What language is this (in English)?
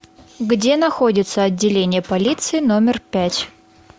Russian